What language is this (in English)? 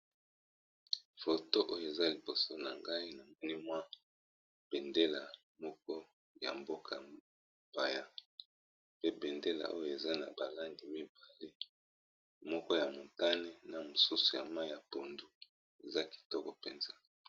Lingala